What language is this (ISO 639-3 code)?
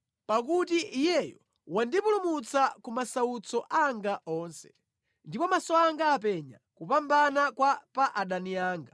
nya